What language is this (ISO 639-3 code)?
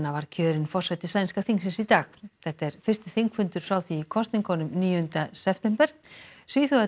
isl